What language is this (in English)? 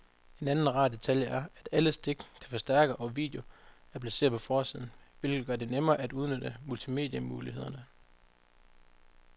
Danish